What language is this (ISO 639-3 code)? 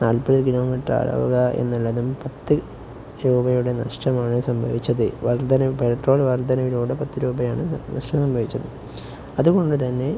mal